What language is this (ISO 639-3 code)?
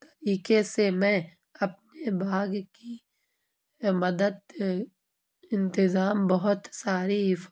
urd